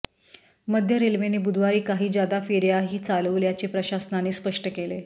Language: Marathi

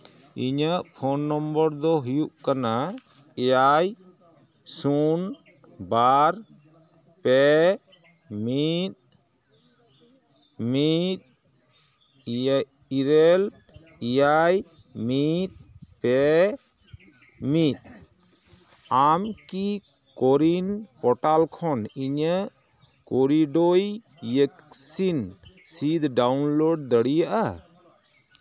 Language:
Santali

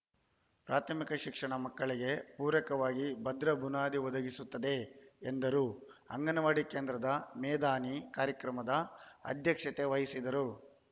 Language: Kannada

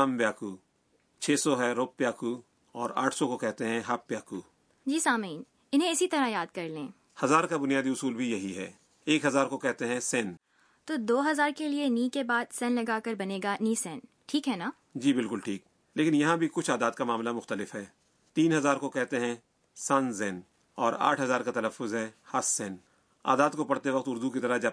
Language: Urdu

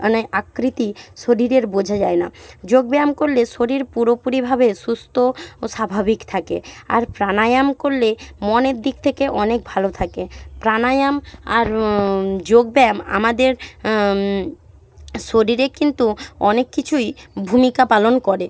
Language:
Bangla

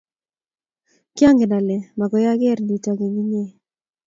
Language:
Kalenjin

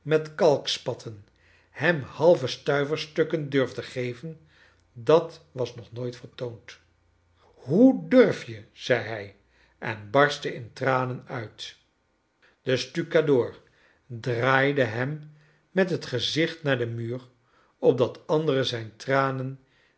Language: Dutch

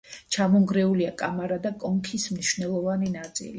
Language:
Georgian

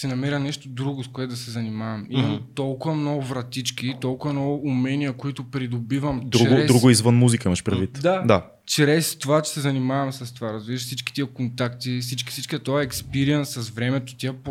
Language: Bulgarian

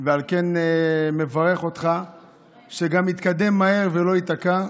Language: Hebrew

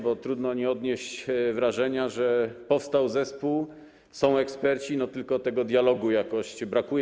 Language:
Polish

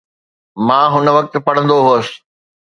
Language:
Sindhi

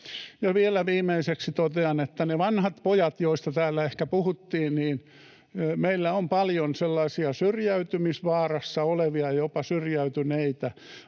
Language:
Finnish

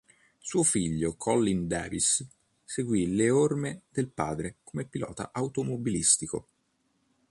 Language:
Italian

